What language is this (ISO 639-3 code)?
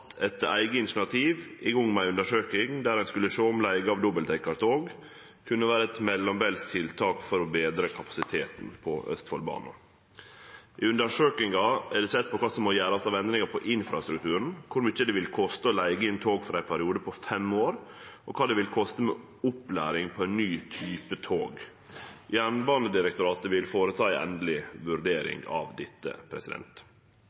nno